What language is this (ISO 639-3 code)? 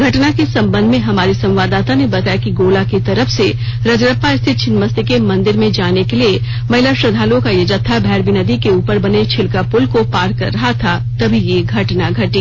hin